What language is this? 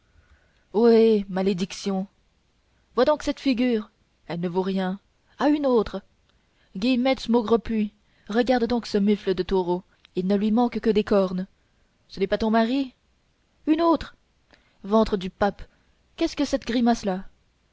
French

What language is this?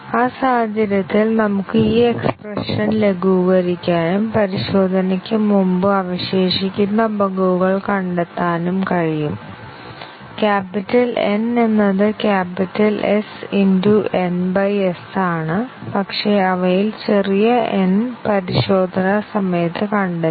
Malayalam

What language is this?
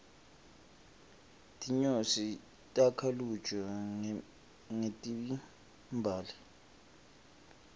Swati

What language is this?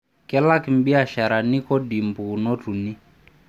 Masai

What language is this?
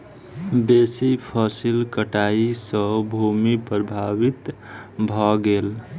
Maithili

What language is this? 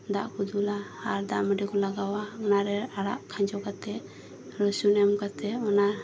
Santali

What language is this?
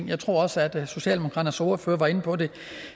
Danish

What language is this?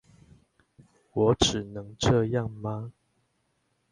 Chinese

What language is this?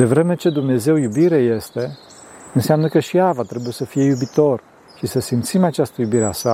Romanian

